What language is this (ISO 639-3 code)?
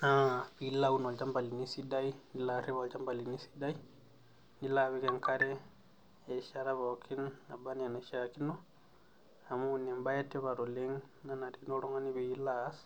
mas